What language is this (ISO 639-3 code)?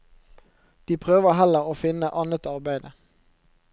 nor